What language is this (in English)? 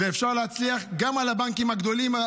Hebrew